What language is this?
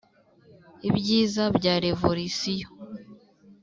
Kinyarwanda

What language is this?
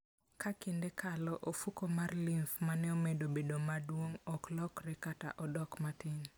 Luo (Kenya and Tanzania)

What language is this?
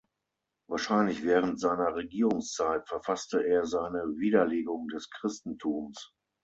German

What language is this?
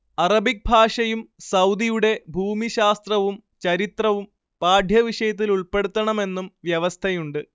Malayalam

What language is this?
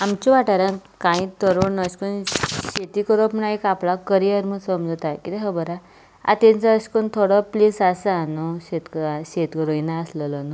Konkani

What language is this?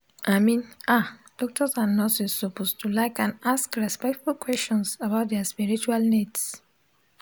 Nigerian Pidgin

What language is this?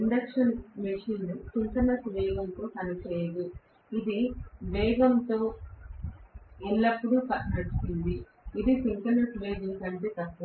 Telugu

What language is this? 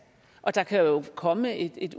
Danish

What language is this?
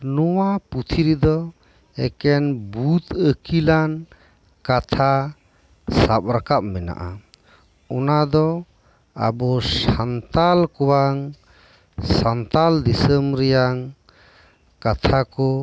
Santali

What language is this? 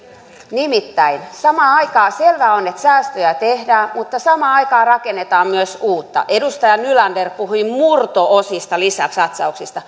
Finnish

